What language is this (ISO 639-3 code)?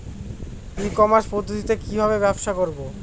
ben